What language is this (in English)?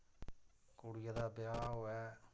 Dogri